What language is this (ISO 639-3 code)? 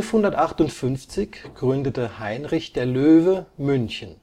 deu